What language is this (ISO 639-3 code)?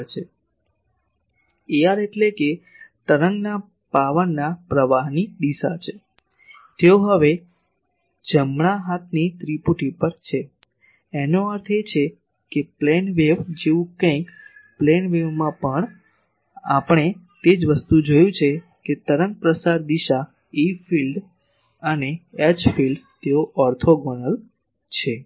guj